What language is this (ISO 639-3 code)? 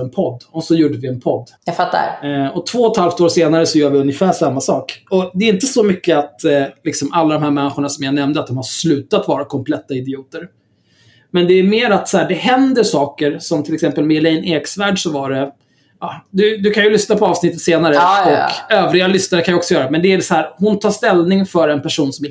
swe